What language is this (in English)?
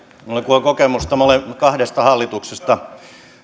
Finnish